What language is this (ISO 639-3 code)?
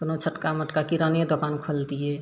mai